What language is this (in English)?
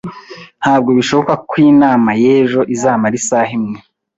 Kinyarwanda